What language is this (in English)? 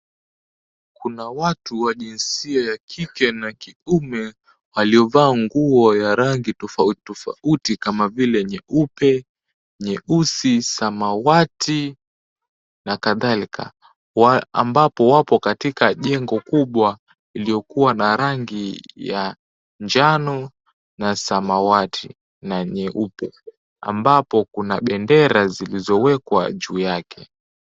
Swahili